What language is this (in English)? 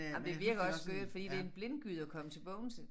Danish